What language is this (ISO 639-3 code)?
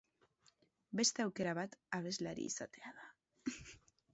eus